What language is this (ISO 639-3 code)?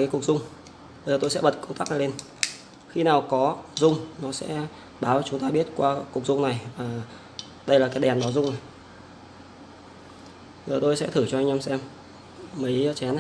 vie